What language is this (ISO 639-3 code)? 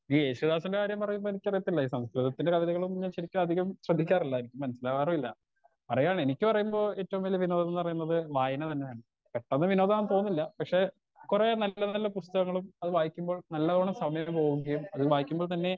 mal